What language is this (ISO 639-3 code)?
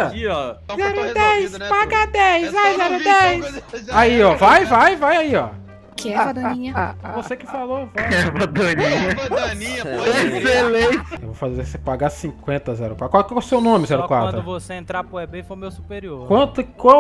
por